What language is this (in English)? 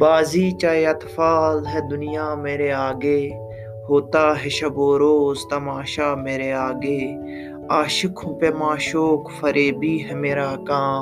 Urdu